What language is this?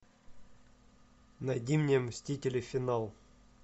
Russian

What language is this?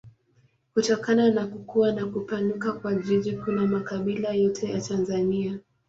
Swahili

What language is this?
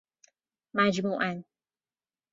Persian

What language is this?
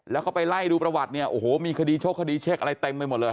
Thai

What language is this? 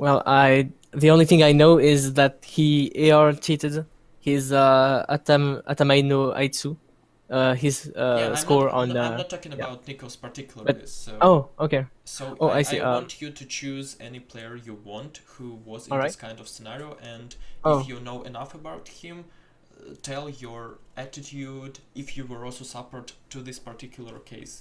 English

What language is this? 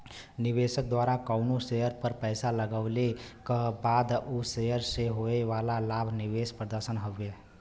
Bhojpuri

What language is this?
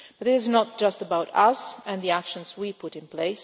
English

